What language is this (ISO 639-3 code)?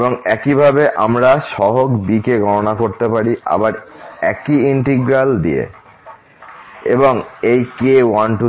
ben